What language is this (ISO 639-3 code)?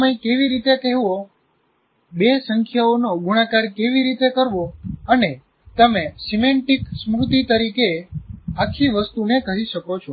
guj